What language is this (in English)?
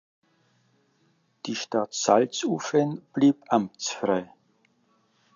German